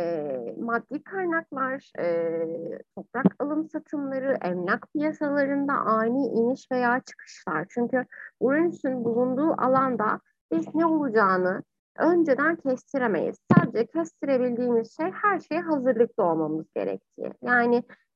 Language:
Turkish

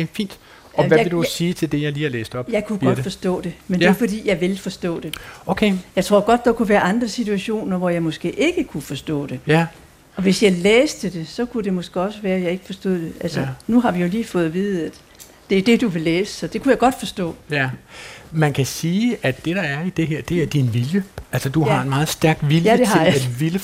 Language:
Danish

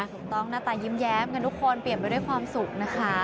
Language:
Thai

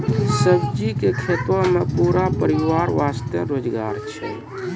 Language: Maithili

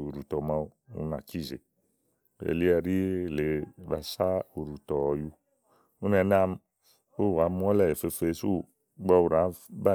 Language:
Igo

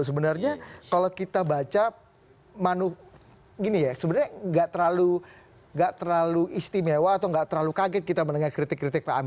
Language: Indonesian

